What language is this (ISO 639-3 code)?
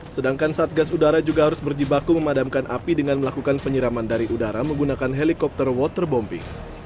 ind